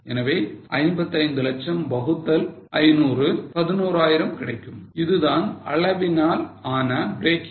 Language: Tamil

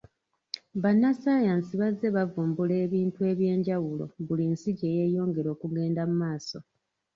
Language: Ganda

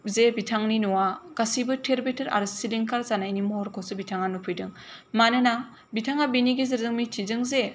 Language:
Bodo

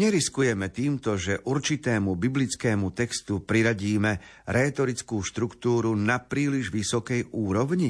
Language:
Slovak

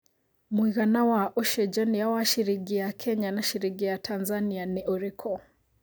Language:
Kikuyu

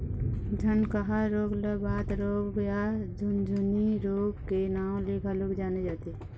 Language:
Chhattisgarhi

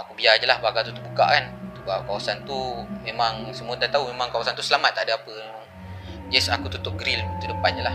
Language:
Malay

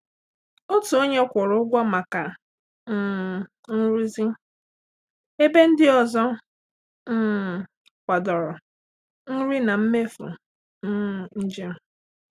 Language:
Igbo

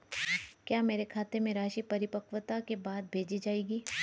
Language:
Hindi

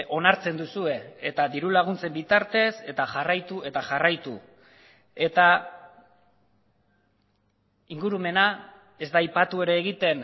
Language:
Basque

